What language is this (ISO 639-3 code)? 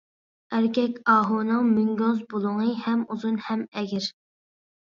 uig